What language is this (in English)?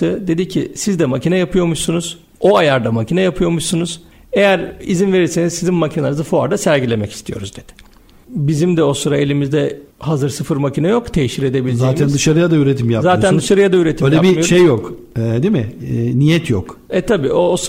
Turkish